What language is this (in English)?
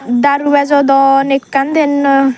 Chakma